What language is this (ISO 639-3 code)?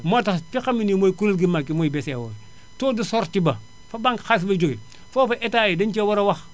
wol